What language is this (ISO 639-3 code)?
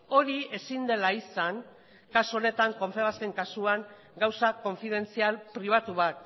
eus